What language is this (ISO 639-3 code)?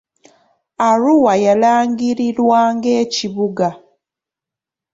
lug